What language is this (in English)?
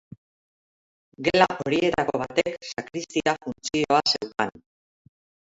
Basque